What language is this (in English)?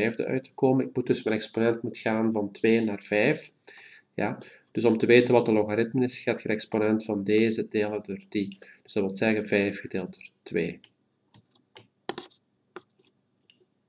Dutch